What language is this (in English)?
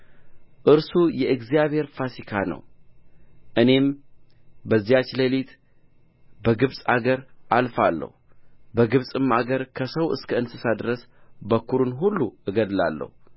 Amharic